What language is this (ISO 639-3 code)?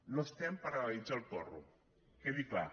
cat